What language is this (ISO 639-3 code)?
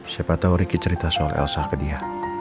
ind